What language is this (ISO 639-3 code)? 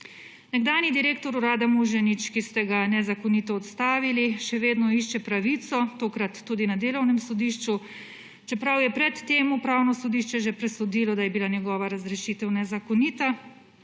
slv